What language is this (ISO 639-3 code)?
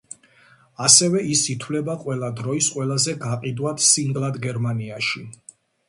kat